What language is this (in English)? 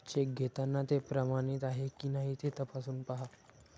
Marathi